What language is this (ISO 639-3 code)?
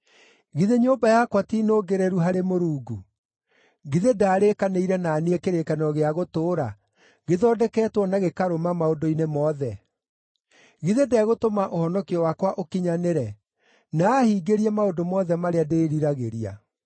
kik